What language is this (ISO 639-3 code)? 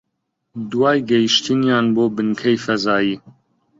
ckb